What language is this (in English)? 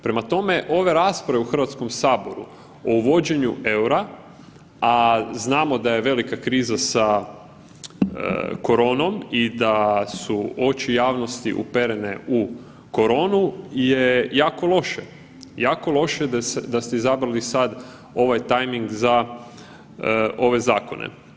Croatian